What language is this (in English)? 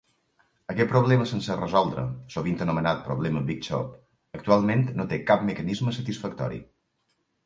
Catalan